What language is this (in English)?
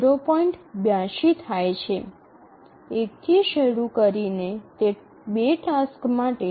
Gujarati